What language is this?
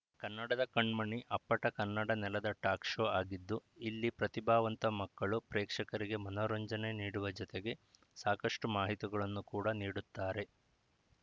Kannada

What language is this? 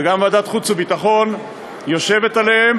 Hebrew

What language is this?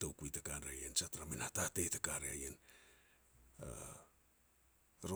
Petats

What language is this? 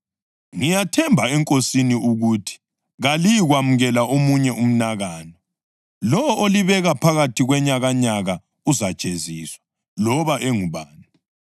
North Ndebele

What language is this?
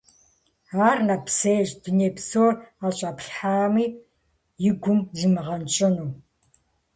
Kabardian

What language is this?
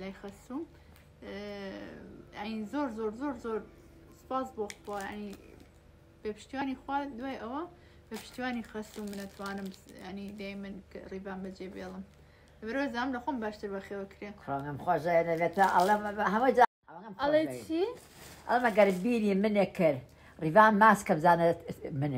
Arabic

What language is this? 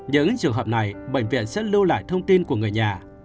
Vietnamese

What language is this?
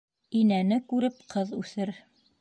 Bashkir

